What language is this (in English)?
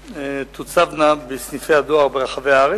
Hebrew